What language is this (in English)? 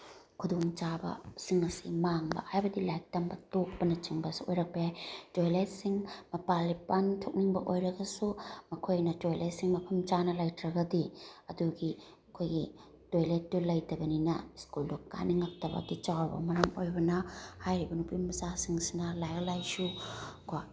Manipuri